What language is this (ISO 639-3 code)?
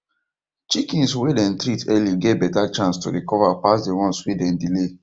pcm